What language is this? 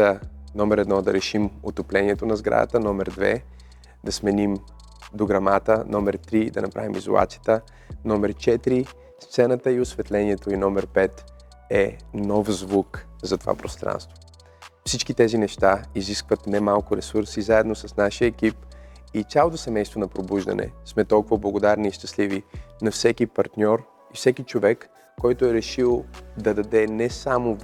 Bulgarian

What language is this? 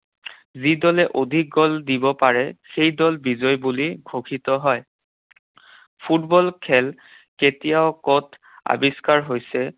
Assamese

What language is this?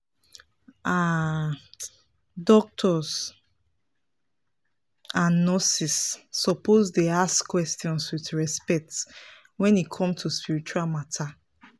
Nigerian Pidgin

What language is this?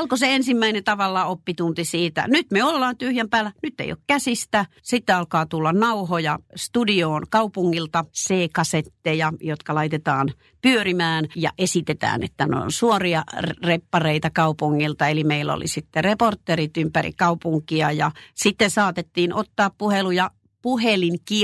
Finnish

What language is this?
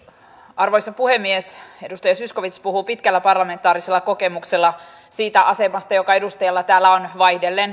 Finnish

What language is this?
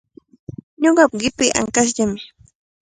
Cajatambo North Lima Quechua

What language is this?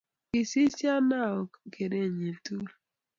Kalenjin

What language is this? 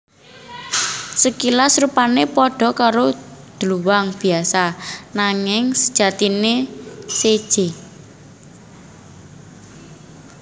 Javanese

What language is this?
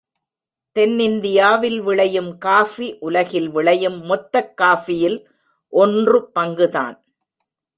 Tamil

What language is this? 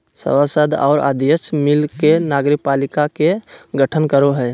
Magahi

